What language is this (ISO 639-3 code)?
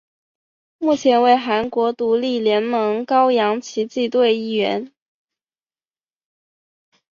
zho